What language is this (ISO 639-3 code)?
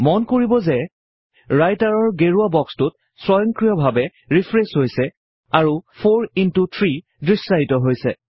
asm